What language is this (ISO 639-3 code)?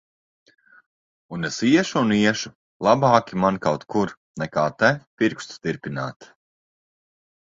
lav